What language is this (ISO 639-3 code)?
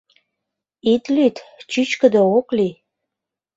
chm